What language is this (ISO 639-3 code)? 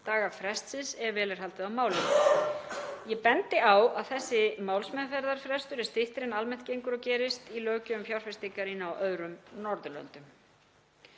isl